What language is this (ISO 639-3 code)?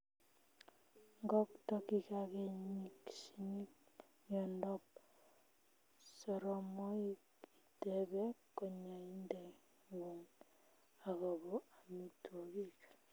kln